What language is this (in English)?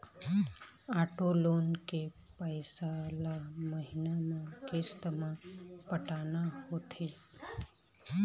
Chhattisgarhi